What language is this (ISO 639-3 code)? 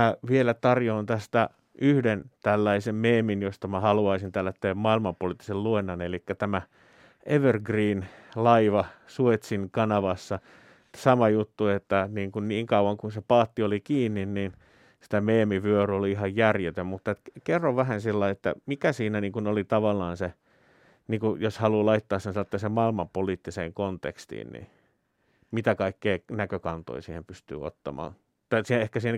fin